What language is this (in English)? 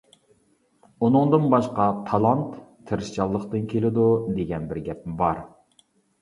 Uyghur